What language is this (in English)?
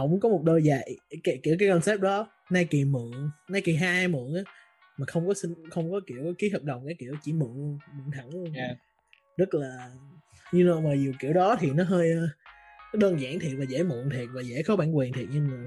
Vietnamese